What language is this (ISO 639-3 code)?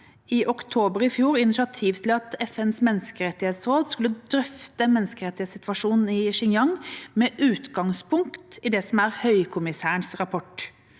nor